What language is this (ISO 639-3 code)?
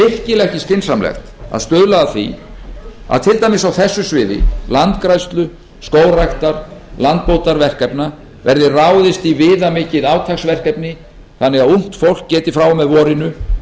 isl